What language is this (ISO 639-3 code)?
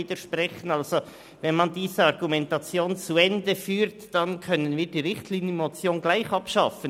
gsw